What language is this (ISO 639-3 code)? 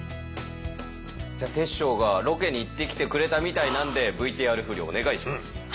jpn